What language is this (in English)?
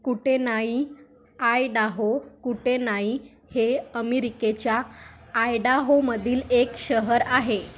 Marathi